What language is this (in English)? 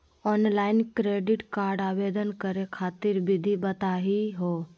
Magahi